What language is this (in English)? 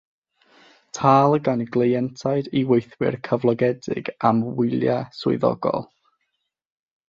Welsh